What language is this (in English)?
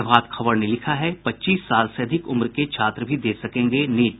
Hindi